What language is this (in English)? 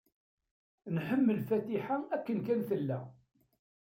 Kabyle